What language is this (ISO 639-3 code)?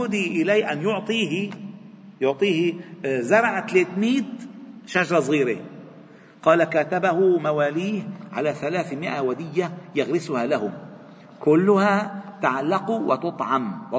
ara